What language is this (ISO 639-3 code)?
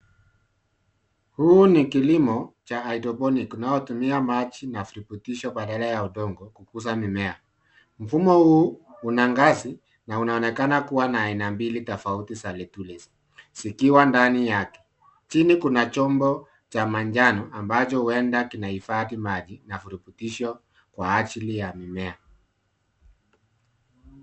swa